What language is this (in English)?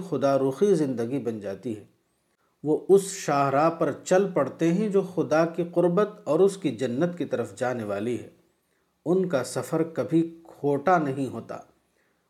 Urdu